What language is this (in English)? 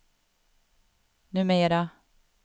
Swedish